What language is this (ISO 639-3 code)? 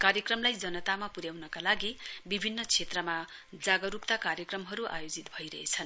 nep